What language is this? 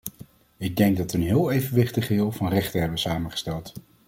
Dutch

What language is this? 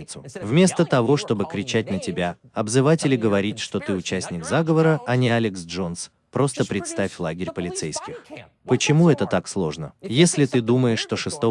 Russian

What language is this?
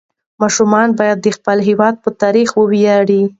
Pashto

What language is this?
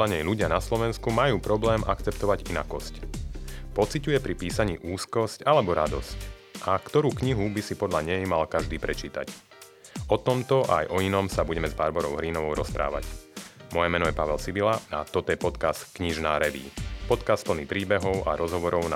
Slovak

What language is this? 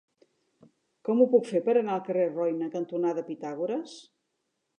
Catalan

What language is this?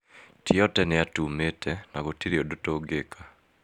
Kikuyu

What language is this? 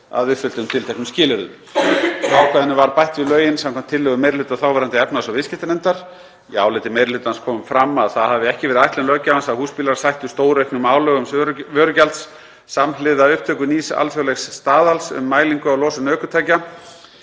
Icelandic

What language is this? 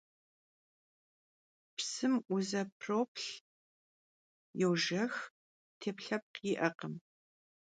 Kabardian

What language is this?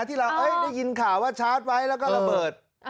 Thai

